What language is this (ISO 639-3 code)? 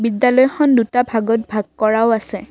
asm